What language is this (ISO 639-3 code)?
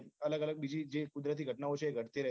guj